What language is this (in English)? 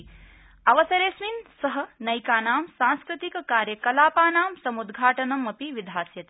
Sanskrit